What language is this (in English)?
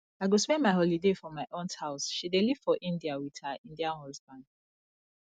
Nigerian Pidgin